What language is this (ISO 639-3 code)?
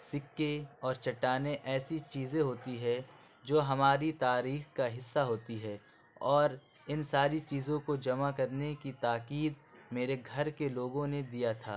urd